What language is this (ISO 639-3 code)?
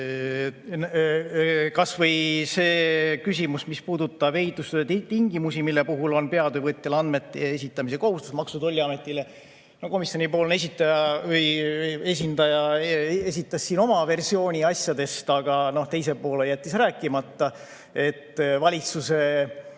est